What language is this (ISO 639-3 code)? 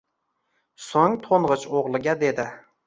uzb